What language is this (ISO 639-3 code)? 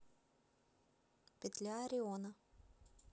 rus